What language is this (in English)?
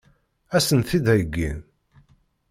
Kabyle